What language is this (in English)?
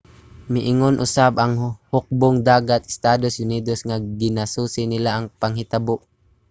Cebuano